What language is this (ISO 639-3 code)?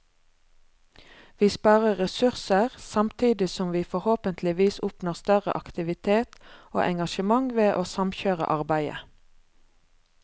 nor